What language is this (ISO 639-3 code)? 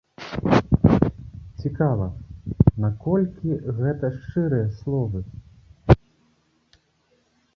bel